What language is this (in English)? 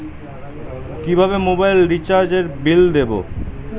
Bangla